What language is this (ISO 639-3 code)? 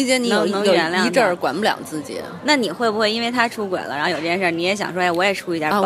zho